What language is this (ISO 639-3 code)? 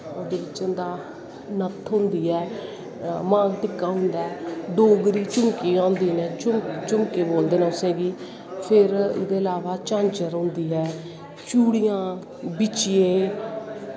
doi